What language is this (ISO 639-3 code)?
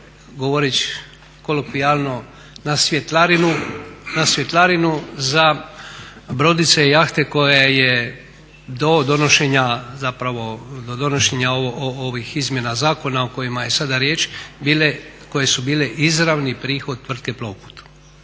hrv